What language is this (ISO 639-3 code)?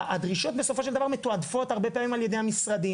heb